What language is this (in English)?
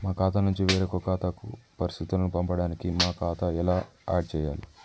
Telugu